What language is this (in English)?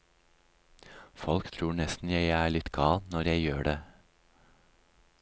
Norwegian